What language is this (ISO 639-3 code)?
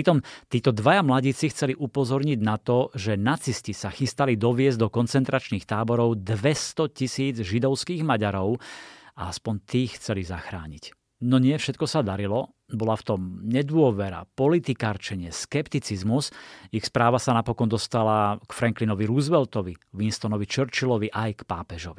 slk